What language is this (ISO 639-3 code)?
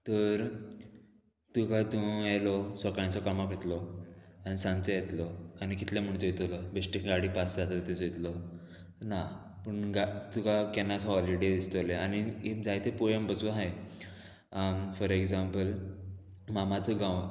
kok